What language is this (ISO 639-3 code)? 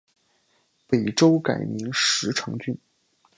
zho